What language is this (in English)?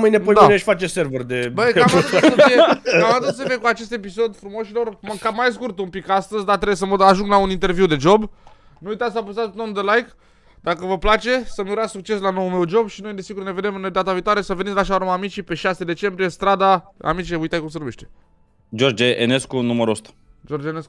Romanian